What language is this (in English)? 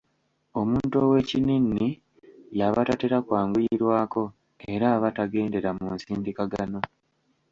Ganda